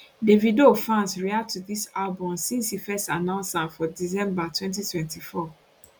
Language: Nigerian Pidgin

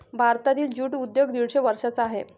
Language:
Marathi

